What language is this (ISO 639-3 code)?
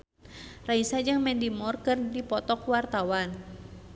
sun